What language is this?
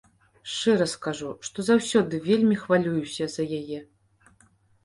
Belarusian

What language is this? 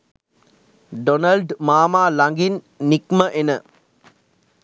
Sinhala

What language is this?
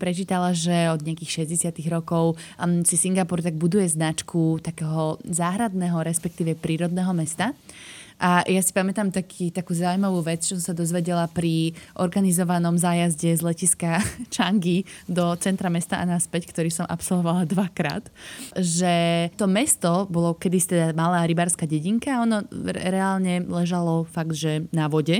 Slovak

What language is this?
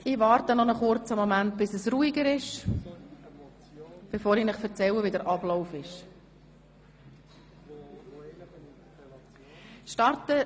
Swiss German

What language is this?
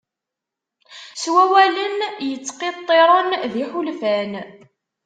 Kabyle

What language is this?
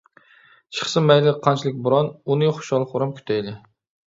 Uyghur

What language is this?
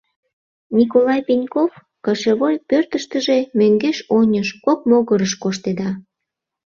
Mari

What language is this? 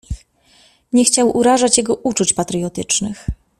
Polish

